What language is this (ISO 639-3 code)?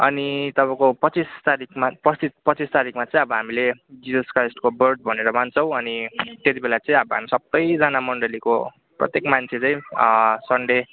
nep